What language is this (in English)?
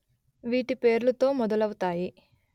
Telugu